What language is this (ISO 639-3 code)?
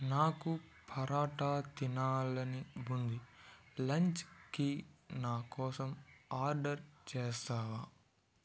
tel